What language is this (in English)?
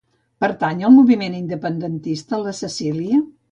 Catalan